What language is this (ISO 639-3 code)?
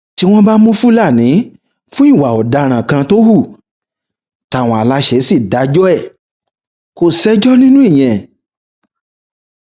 yor